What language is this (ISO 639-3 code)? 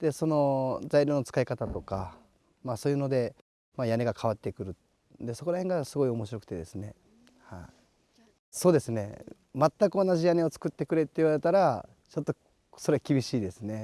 jpn